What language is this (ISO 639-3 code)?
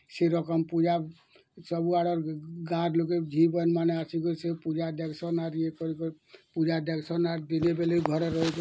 ori